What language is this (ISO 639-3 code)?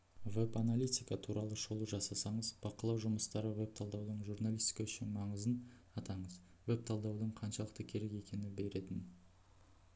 kaz